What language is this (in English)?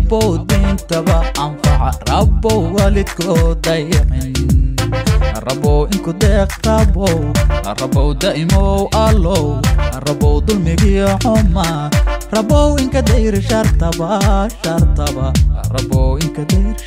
Arabic